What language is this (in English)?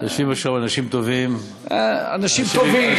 Hebrew